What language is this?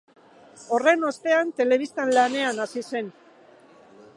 Basque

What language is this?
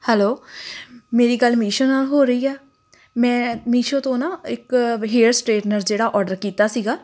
Punjabi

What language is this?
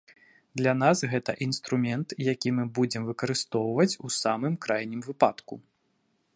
Belarusian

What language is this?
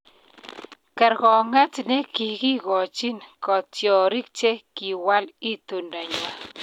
Kalenjin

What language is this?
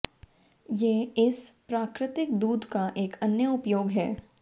Hindi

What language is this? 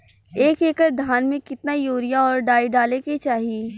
Bhojpuri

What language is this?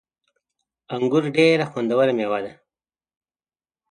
Pashto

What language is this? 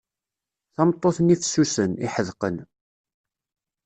Kabyle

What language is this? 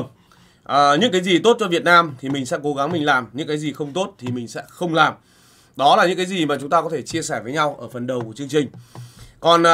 Vietnamese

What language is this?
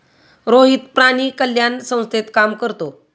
Marathi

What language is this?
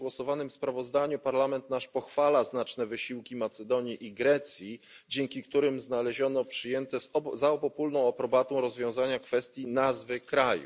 Polish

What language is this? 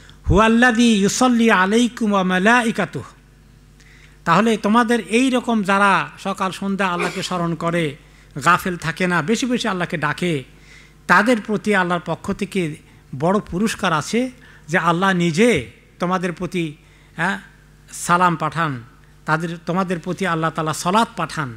Arabic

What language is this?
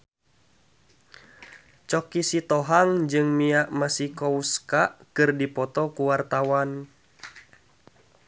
Sundanese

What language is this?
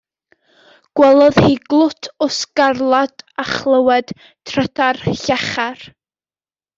Welsh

